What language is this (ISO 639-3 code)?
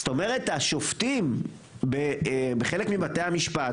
heb